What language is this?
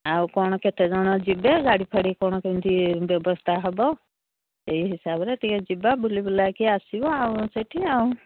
Odia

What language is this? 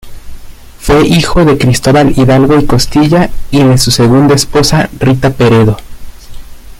Spanish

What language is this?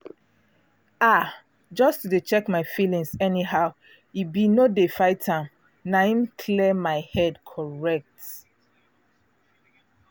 Nigerian Pidgin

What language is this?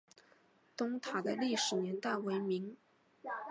Chinese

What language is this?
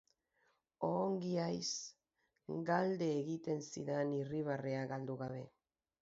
Basque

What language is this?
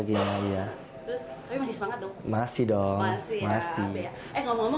Indonesian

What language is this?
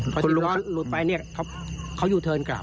Thai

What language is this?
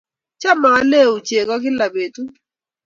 Kalenjin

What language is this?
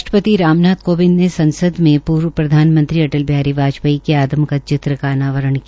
Hindi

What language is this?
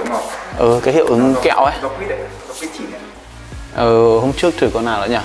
Vietnamese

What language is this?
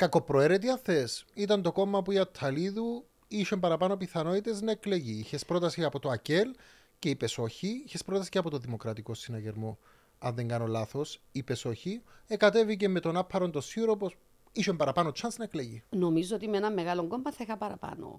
Greek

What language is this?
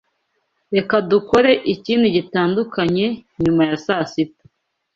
Kinyarwanda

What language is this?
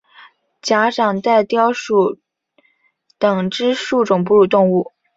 Chinese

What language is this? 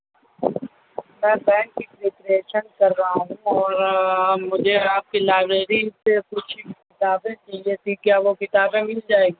Urdu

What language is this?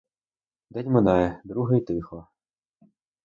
Ukrainian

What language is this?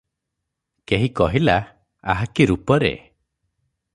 Odia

